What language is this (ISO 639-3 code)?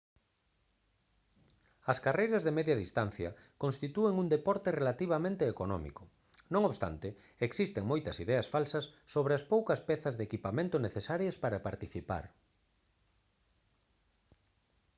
glg